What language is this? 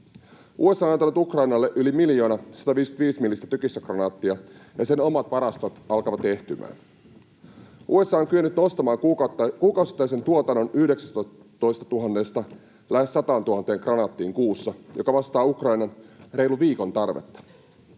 Finnish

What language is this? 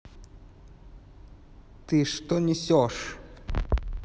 Russian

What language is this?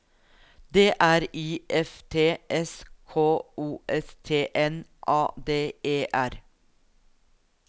Norwegian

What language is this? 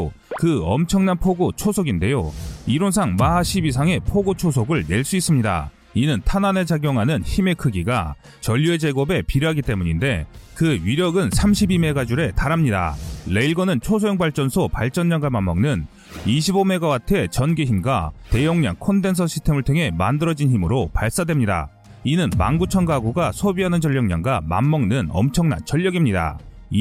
Korean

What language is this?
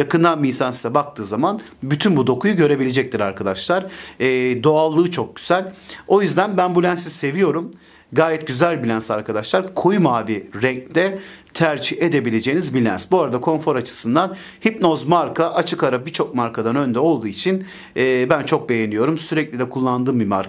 Turkish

